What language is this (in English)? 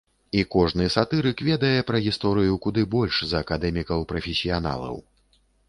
Belarusian